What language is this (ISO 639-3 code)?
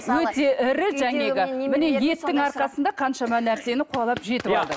kaz